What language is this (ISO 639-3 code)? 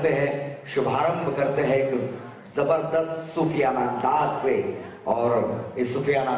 hin